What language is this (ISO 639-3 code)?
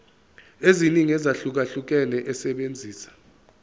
zul